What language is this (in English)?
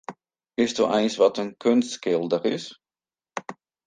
Western Frisian